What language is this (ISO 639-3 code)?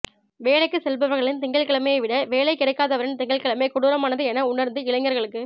tam